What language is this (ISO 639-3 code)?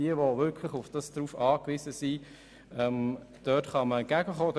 gsw